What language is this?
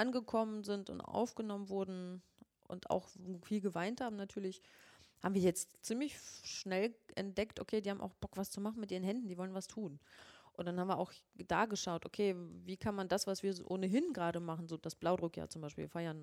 German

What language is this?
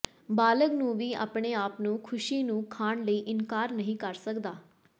Punjabi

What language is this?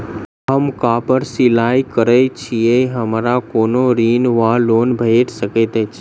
Maithili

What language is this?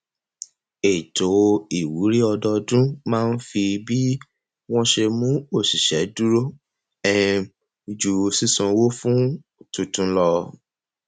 Yoruba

